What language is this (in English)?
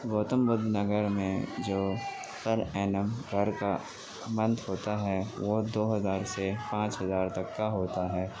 Urdu